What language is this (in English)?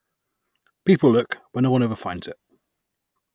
English